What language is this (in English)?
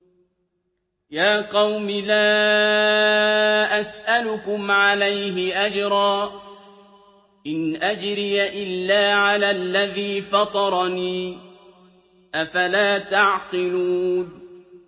Arabic